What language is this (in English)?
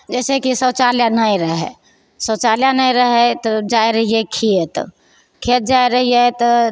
Maithili